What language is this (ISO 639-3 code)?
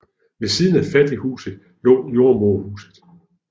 dan